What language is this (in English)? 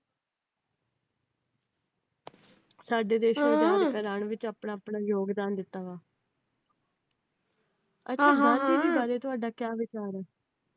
Punjabi